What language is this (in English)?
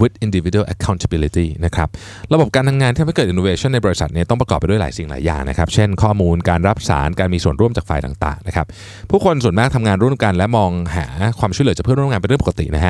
Thai